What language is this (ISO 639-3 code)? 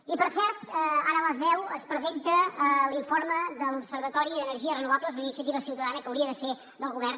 cat